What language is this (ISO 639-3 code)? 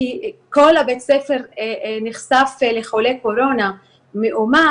heb